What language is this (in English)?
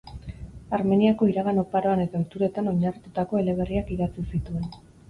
Basque